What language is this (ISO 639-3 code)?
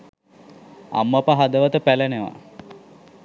sin